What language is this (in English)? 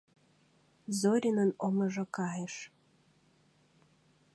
Mari